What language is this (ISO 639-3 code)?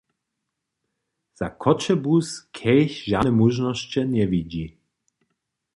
hsb